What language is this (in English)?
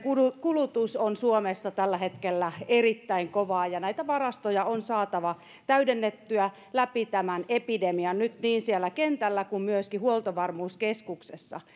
Finnish